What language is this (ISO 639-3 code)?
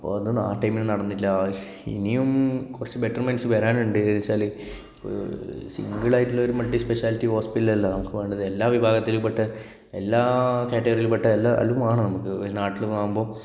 mal